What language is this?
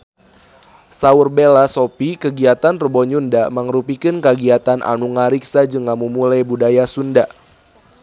Sundanese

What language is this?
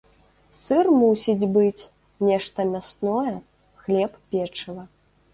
Belarusian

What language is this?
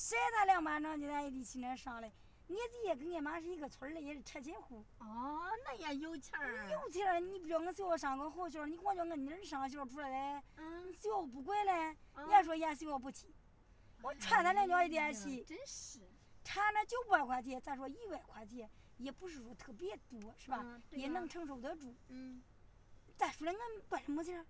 Chinese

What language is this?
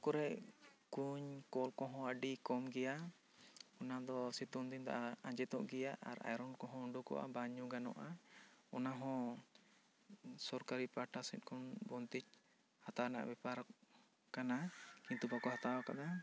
Santali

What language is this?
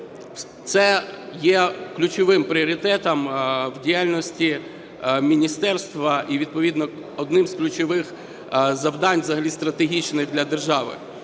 Ukrainian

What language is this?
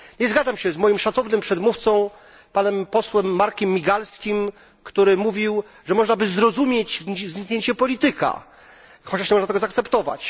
Polish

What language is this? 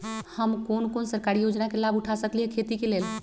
Magahi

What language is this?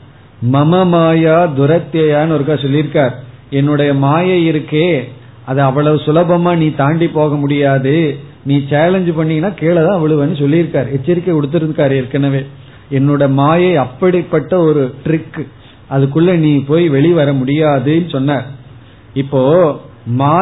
Tamil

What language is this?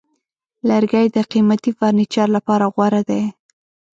Pashto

